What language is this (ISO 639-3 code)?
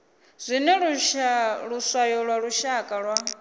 ven